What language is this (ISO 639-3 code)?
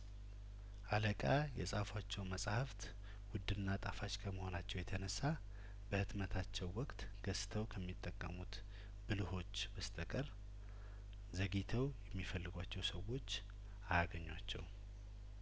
amh